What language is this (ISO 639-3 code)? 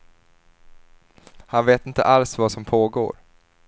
swe